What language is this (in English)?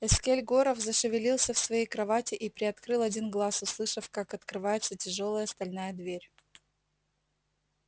Russian